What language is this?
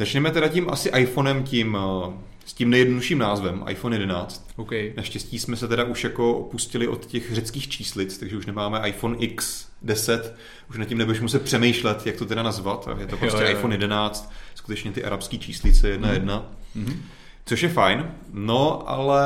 Czech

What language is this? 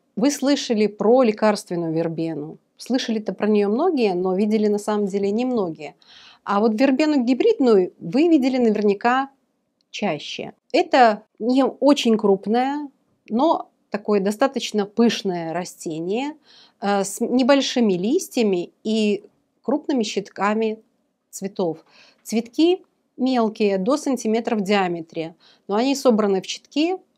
Russian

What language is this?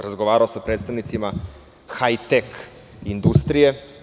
Serbian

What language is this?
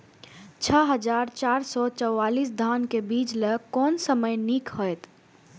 Maithili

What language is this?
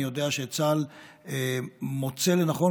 Hebrew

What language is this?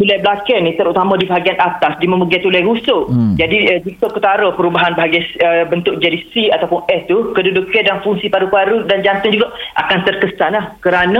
Malay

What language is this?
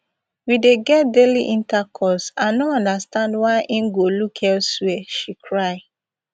Nigerian Pidgin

